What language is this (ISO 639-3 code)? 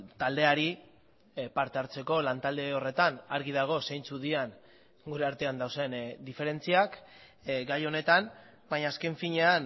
eus